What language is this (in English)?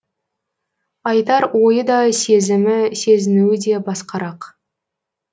Kazakh